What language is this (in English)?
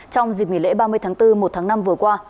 Vietnamese